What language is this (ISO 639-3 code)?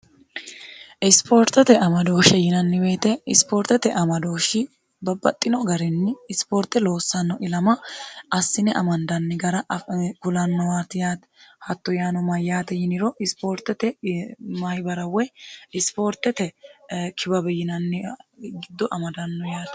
sid